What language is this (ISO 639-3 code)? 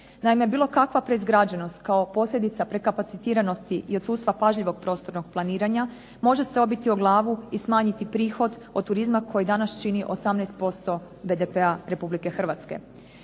hrv